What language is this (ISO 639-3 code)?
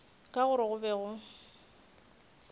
nso